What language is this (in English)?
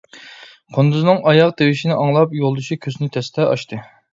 Uyghur